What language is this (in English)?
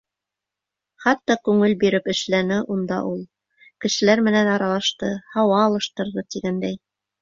Bashkir